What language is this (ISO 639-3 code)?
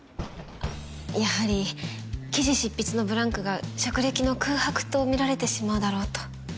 jpn